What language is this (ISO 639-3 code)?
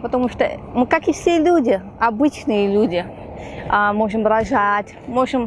rus